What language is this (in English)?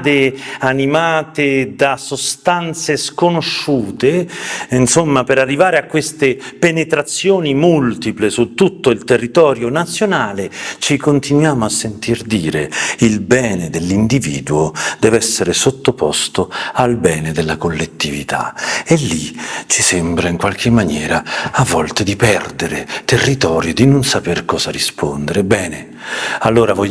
Italian